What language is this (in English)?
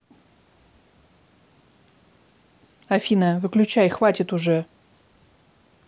Russian